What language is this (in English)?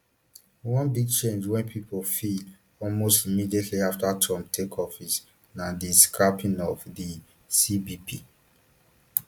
Nigerian Pidgin